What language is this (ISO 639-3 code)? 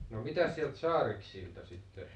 fin